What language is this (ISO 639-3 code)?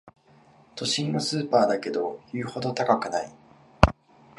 jpn